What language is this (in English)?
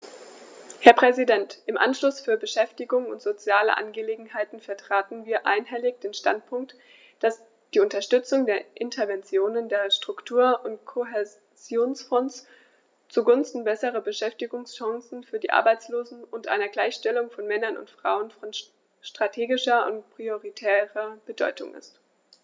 German